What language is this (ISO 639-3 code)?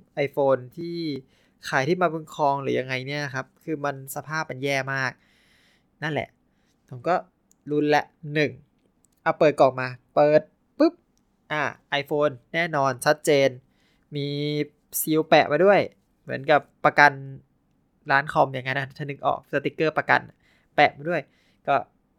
tha